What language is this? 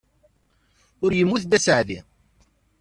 Kabyle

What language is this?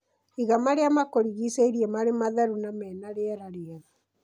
Kikuyu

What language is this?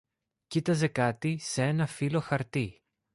Greek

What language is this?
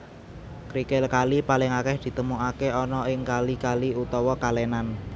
Javanese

